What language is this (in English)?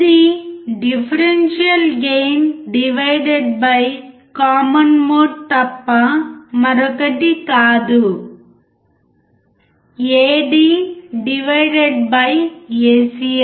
Telugu